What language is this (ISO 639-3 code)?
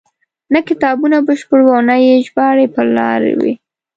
pus